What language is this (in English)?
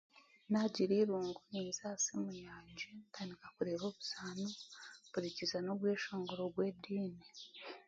Chiga